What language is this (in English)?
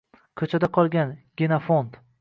Uzbek